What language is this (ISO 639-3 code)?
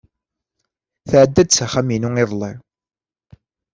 kab